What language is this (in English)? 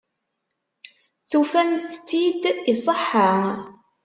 Kabyle